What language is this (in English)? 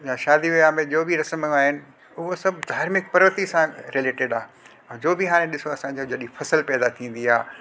Sindhi